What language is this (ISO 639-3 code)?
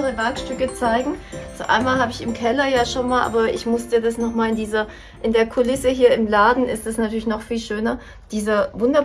deu